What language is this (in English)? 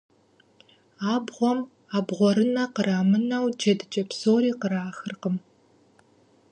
Kabardian